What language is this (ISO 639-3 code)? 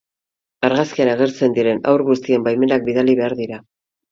eus